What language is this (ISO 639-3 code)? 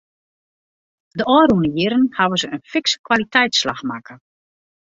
fry